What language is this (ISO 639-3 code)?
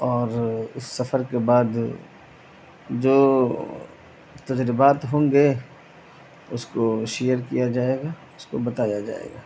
urd